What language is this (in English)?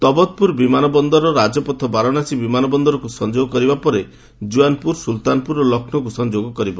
Odia